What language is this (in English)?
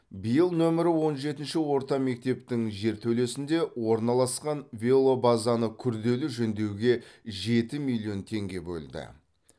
Kazakh